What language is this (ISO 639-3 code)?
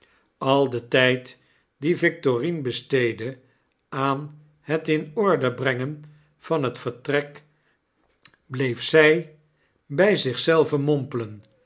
nld